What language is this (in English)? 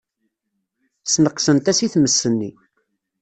Kabyle